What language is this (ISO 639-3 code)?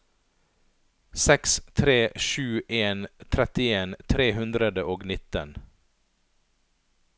nor